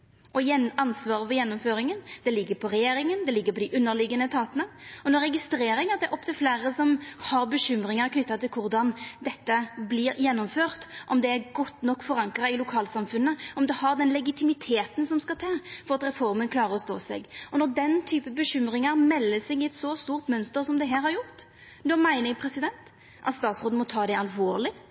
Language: Norwegian Nynorsk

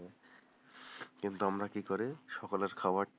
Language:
Bangla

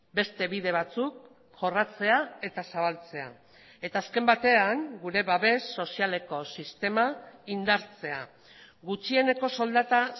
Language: Basque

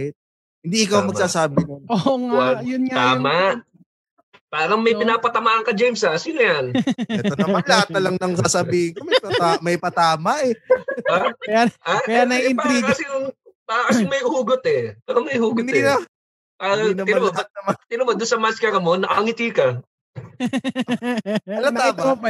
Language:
Filipino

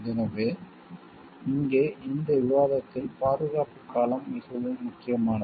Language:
Tamil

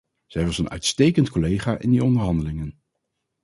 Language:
Dutch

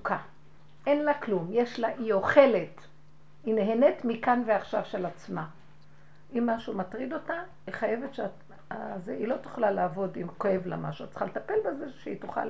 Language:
Hebrew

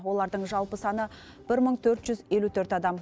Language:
Kazakh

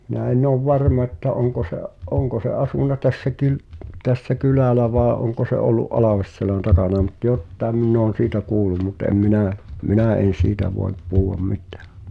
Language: Finnish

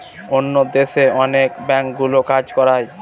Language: Bangla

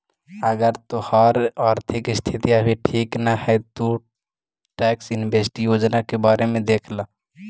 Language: Magahi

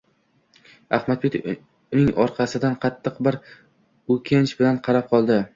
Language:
Uzbek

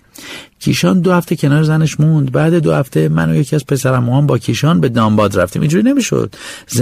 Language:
Persian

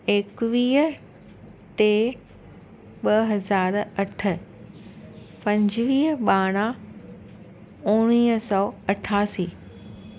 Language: Sindhi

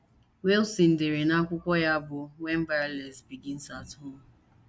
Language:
Igbo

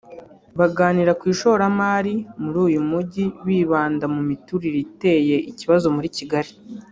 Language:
Kinyarwanda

